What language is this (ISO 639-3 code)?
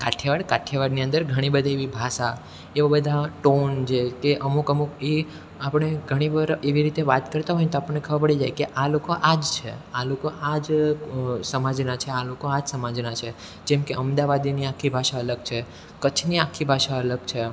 guj